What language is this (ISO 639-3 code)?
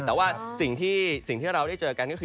tha